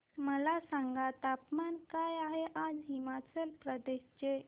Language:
Marathi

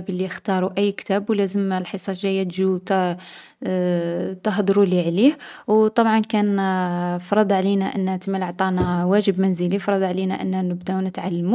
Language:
Algerian Arabic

